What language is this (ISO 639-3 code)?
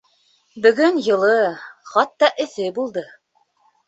bak